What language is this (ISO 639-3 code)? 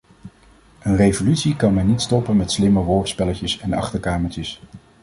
nld